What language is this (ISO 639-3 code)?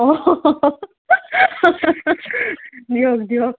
asm